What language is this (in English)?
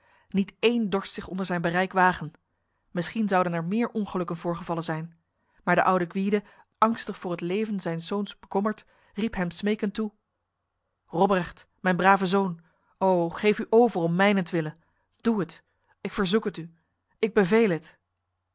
Dutch